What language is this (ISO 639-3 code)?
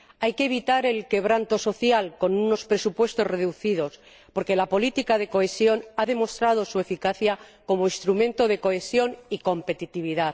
spa